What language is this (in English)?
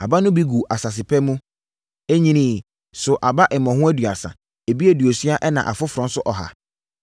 Akan